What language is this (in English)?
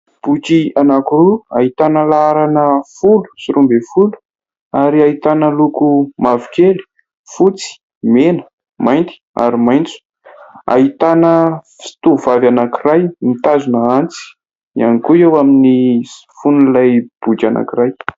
Malagasy